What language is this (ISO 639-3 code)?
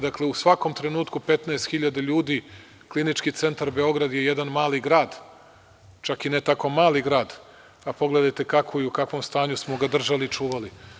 srp